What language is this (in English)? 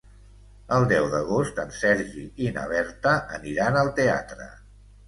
Catalan